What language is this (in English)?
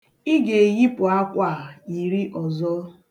Igbo